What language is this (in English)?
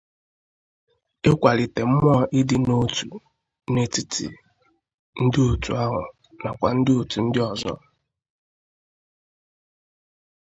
Igbo